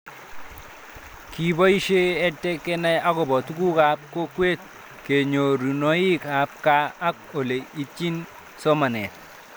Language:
Kalenjin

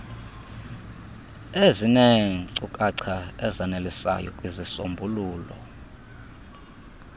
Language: Xhosa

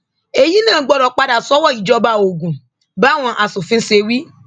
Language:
Yoruba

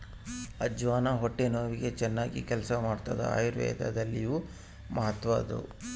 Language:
Kannada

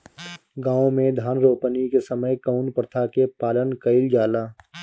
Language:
Bhojpuri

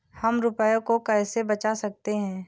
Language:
Hindi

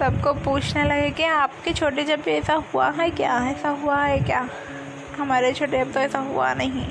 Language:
Hindi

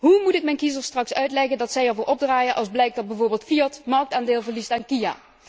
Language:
Dutch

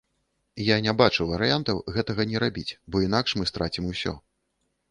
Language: Belarusian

